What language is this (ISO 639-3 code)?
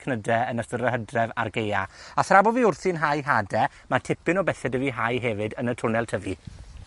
cym